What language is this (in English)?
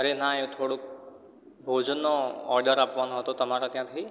Gujarati